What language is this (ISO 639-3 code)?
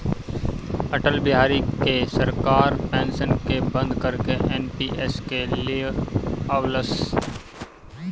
bho